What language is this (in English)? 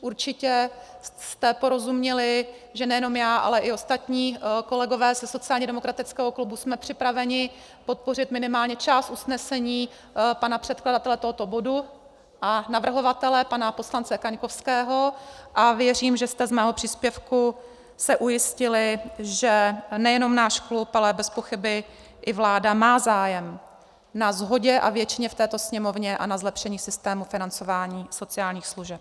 Czech